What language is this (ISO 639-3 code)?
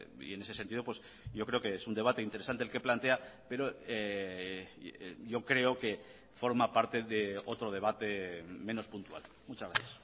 spa